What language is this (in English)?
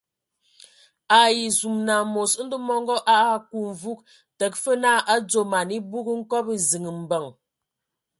Ewondo